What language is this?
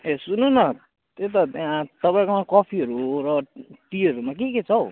Nepali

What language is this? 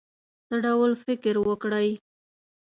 Pashto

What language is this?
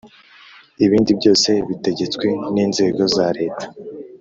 Kinyarwanda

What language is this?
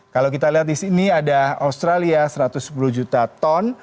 Indonesian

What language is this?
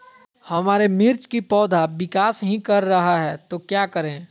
Magahi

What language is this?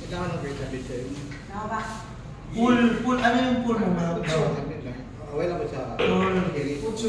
Indonesian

